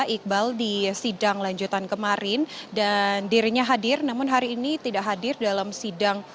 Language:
Indonesian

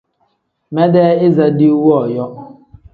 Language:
Tem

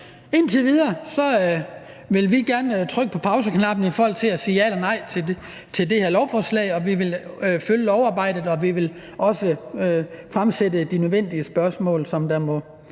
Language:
Danish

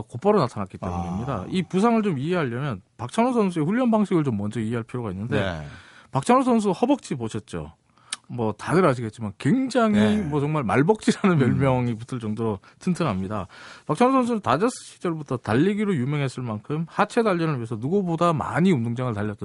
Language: Korean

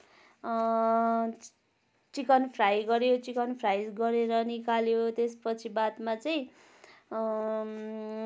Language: Nepali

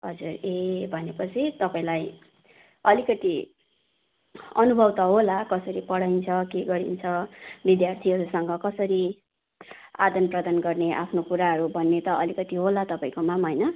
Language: Nepali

